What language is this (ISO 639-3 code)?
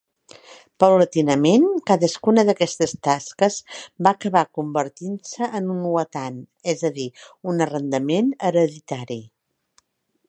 cat